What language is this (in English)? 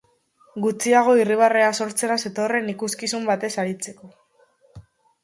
Basque